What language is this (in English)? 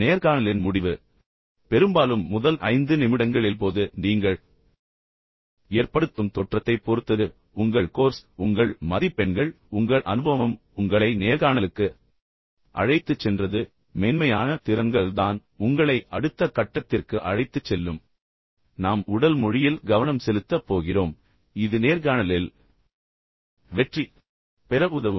Tamil